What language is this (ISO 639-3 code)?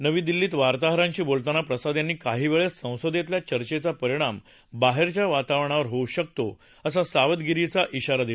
mar